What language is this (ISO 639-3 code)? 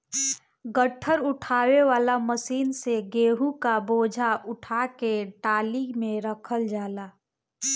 bho